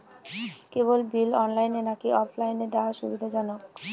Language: Bangla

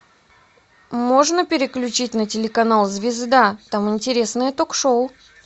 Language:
Russian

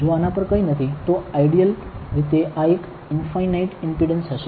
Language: Gujarati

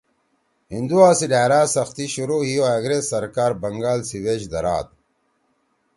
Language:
Torwali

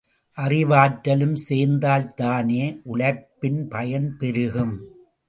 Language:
Tamil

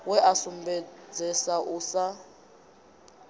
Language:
Venda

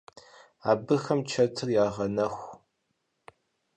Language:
Kabardian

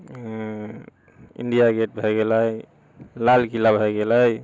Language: Maithili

